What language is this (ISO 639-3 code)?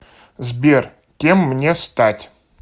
rus